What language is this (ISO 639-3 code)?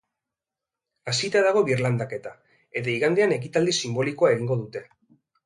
eus